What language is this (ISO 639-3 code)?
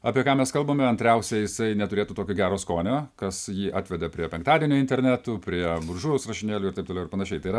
lit